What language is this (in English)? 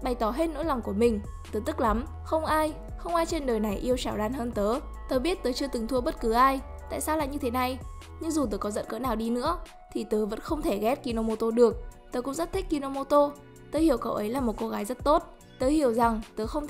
Vietnamese